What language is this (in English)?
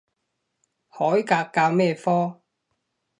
Cantonese